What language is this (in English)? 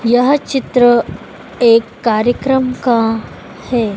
Hindi